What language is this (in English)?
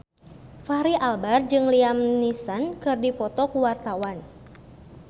Sundanese